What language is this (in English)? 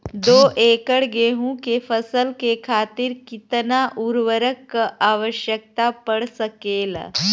Bhojpuri